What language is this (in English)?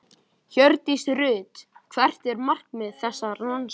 Icelandic